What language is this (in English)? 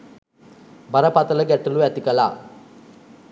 Sinhala